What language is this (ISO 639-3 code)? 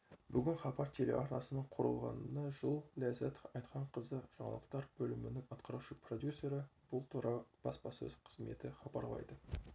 kaz